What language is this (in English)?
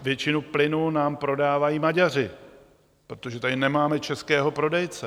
Czech